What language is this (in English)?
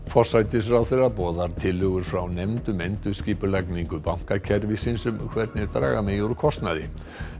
Icelandic